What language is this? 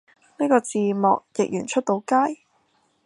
Cantonese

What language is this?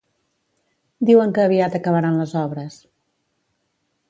Catalan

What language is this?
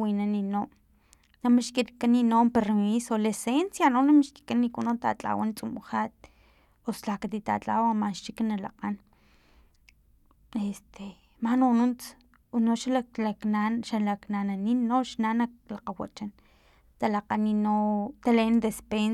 Filomena Mata-Coahuitlán Totonac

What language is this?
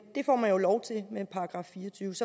Danish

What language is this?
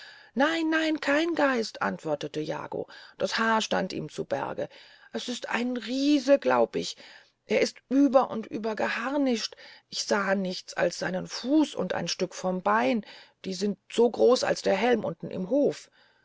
German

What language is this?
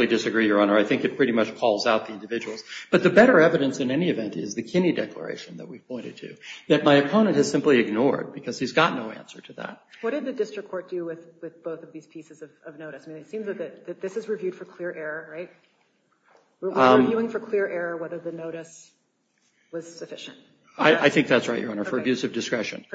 English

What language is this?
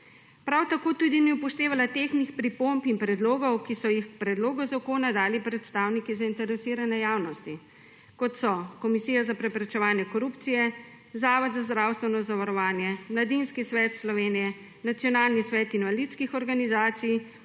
Slovenian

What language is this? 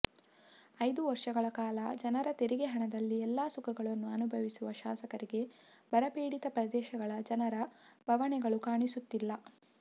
Kannada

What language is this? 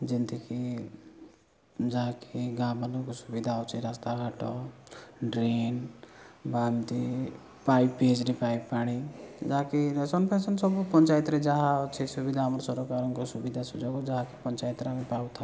Odia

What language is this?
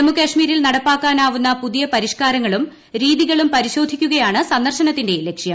Malayalam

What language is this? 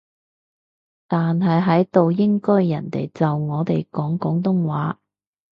Cantonese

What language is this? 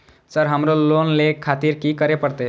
Maithili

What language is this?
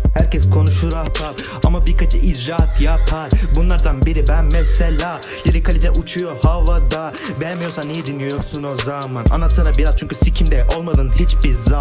Turkish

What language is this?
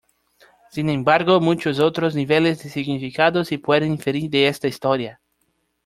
Spanish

